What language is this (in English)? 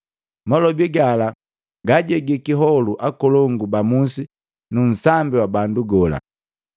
Matengo